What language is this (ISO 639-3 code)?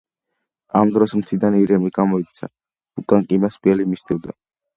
kat